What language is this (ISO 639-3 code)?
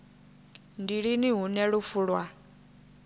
ven